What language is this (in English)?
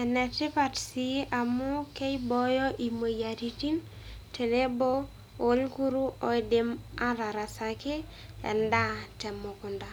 Masai